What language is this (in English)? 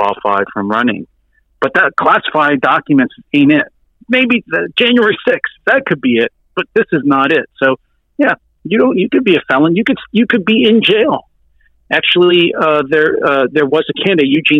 English